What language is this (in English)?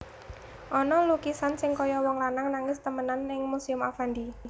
Javanese